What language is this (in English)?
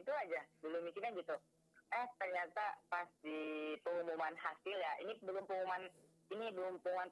Indonesian